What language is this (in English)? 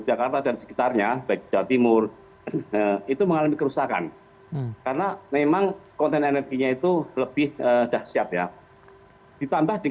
Indonesian